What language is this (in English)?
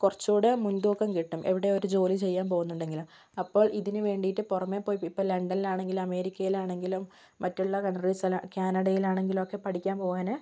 Malayalam